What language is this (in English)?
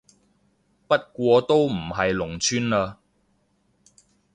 Cantonese